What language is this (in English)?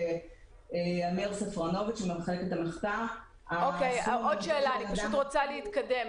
Hebrew